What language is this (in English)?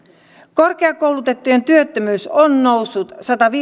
Finnish